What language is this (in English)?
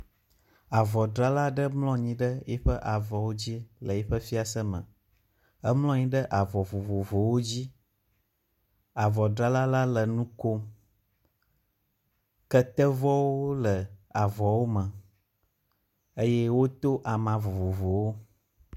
Ewe